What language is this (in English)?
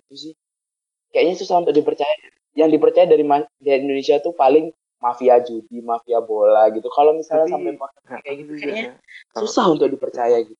Indonesian